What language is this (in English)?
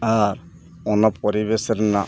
Santali